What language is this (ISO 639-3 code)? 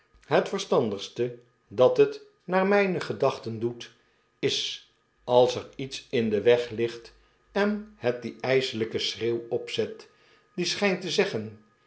nld